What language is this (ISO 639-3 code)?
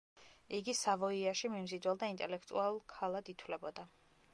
kat